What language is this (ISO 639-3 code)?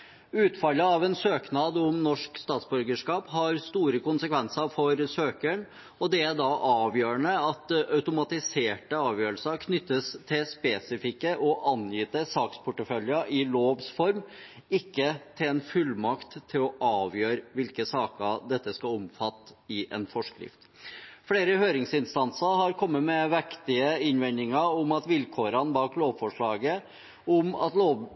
nob